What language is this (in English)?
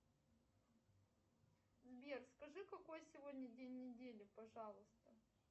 Russian